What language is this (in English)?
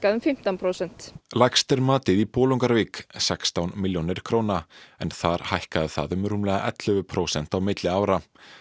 Icelandic